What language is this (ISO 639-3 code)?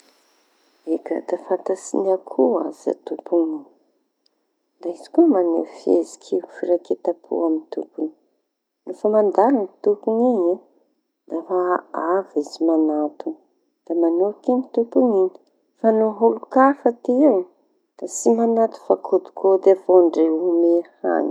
txy